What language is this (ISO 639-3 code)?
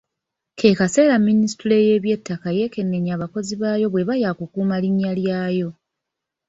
lug